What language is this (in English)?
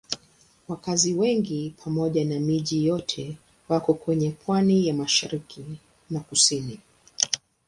Swahili